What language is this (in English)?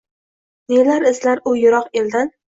Uzbek